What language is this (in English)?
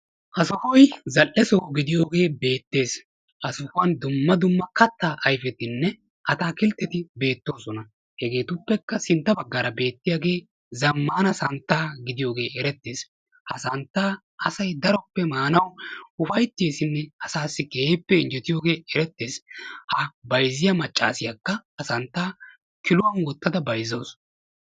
Wolaytta